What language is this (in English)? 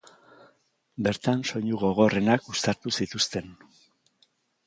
Basque